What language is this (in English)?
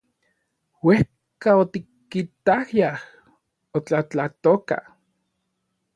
Orizaba Nahuatl